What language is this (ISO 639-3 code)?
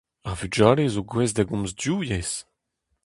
bre